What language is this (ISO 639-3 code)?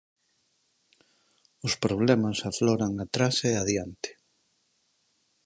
glg